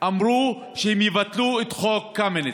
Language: Hebrew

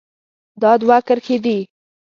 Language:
Pashto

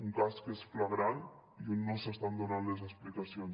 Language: Catalan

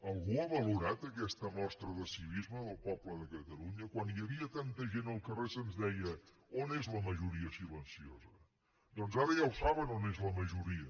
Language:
Catalan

